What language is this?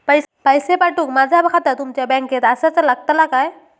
Marathi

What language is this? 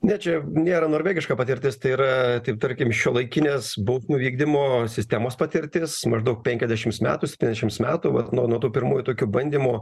Lithuanian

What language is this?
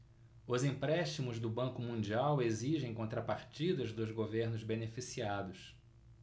Portuguese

